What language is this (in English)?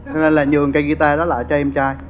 Vietnamese